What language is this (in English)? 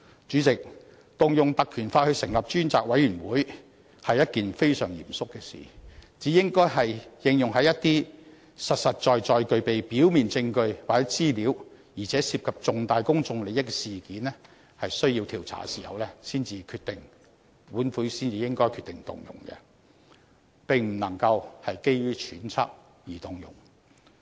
Cantonese